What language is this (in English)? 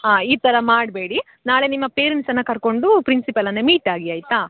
Kannada